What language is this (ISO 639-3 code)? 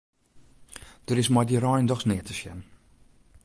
fry